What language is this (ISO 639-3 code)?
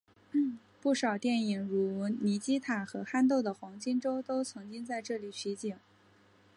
zho